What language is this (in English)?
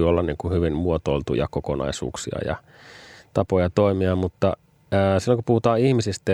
Finnish